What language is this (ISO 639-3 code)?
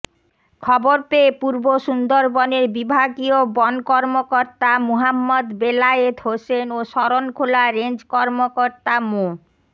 ben